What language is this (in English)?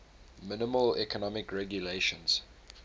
English